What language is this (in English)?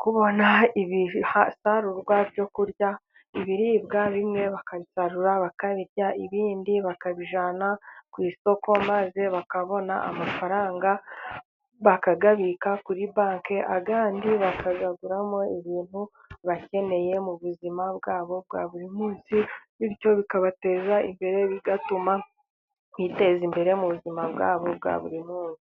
Kinyarwanda